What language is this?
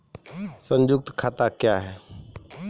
Maithili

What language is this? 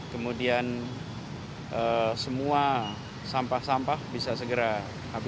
Indonesian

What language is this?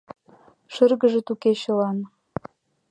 Mari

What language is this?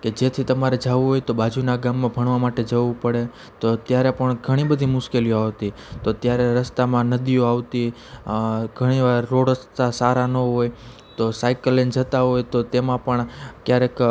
Gujarati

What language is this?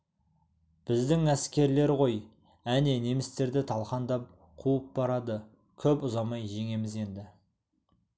Kazakh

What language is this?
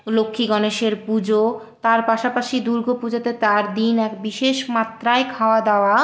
Bangla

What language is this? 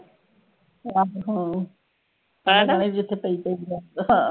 Punjabi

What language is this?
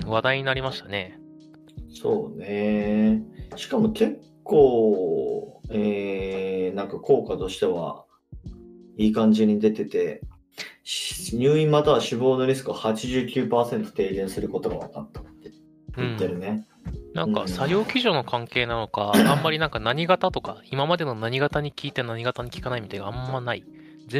Japanese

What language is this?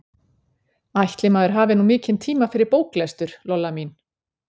Icelandic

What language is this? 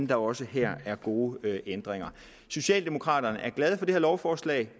Danish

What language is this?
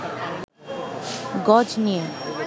Bangla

